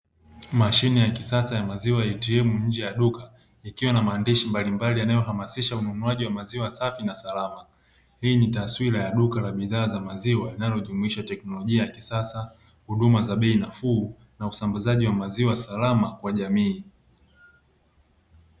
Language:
Swahili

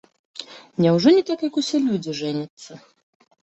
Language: Belarusian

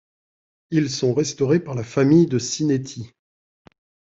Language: French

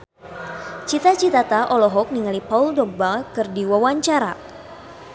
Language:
Sundanese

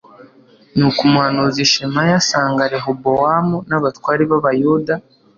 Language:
Kinyarwanda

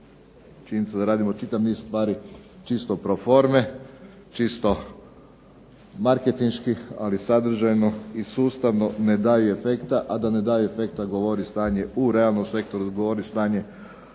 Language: Croatian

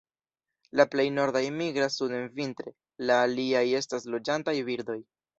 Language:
Esperanto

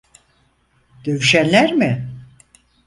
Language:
Turkish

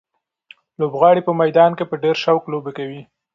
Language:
Pashto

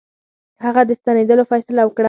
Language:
Pashto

